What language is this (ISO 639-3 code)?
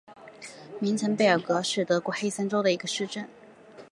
zho